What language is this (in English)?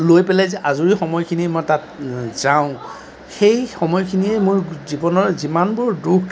Assamese